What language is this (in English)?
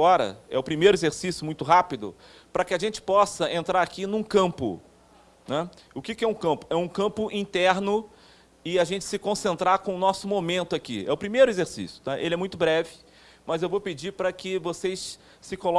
Portuguese